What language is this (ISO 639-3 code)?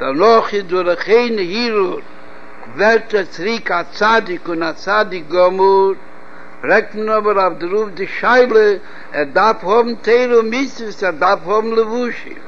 heb